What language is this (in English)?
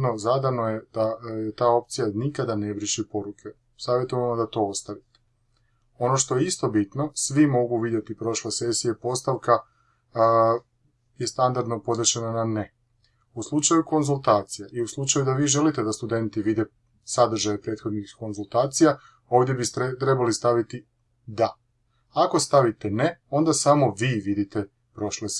Croatian